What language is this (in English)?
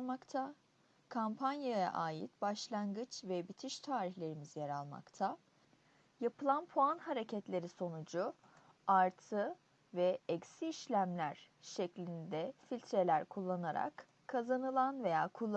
Turkish